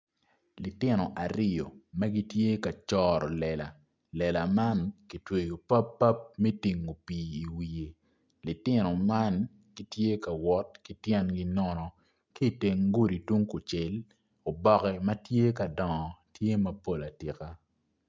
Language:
Acoli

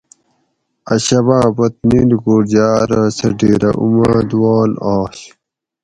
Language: Gawri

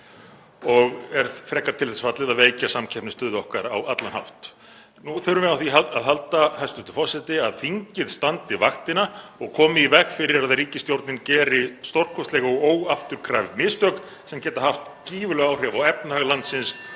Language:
Icelandic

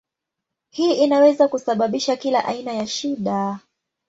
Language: Swahili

